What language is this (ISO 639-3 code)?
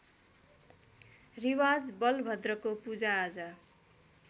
nep